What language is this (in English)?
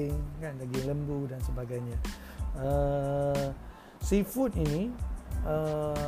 Malay